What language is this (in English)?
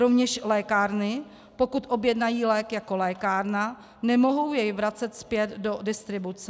Czech